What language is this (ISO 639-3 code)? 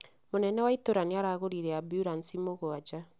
kik